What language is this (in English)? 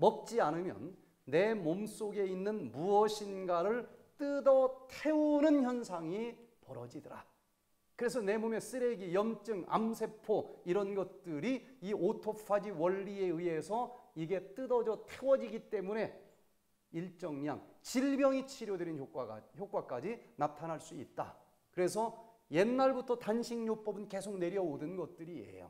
Korean